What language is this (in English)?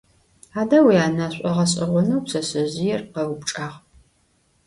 Adyghe